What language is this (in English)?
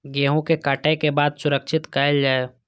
Maithili